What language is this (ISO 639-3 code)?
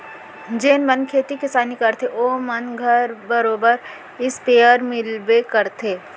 hne